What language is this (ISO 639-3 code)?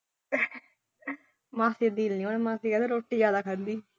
pan